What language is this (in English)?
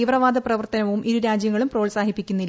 Malayalam